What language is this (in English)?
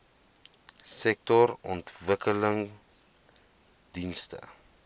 Afrikaans